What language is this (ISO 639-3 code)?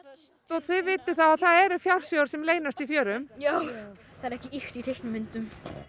isl